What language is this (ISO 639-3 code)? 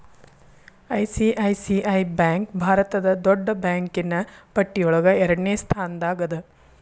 kan